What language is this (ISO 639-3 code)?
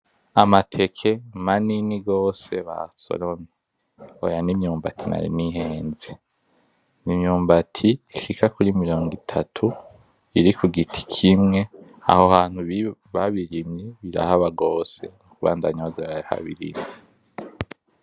run